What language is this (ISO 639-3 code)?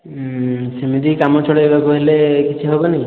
ori